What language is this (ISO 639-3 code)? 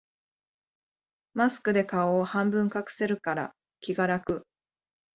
jpn